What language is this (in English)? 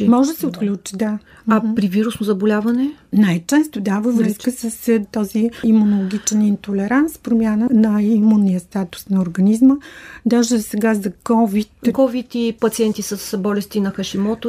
Bulgarian